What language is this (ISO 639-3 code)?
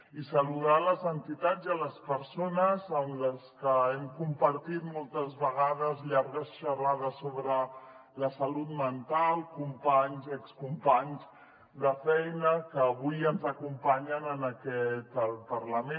cat